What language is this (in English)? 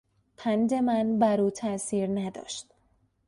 Persian